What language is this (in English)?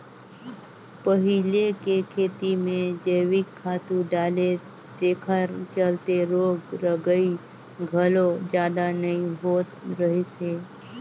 Chhattisgarhi